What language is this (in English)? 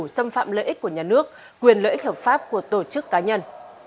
Vietnamese